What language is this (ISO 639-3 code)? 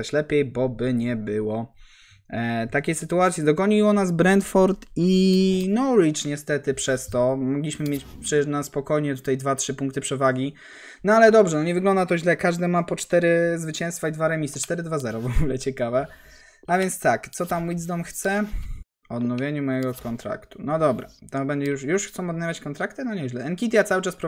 pol